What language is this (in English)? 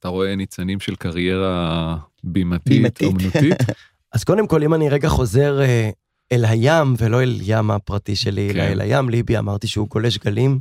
Hebrew